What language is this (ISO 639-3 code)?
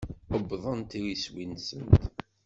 kab